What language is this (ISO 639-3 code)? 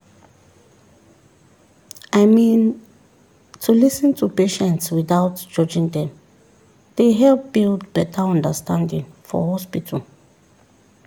pcm